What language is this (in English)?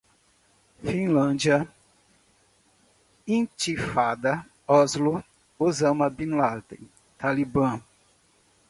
Portuguese